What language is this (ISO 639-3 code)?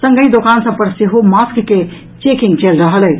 mai